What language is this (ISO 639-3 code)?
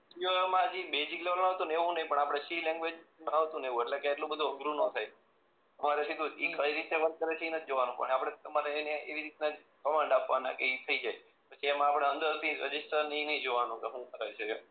guj